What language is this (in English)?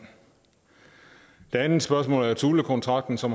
Danish